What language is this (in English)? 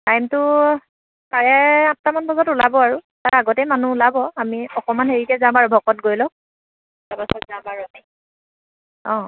Assamese